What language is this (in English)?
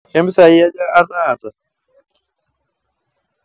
Masai